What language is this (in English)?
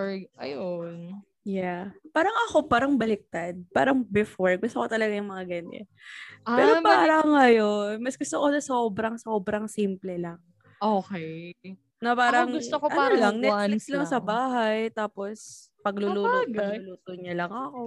Filipino